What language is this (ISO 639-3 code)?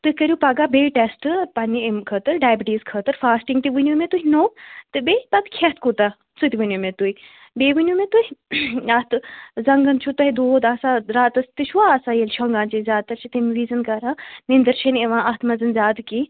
kas